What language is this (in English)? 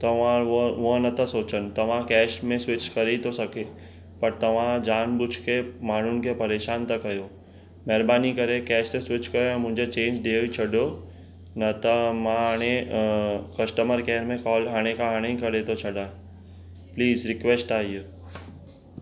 Sindhi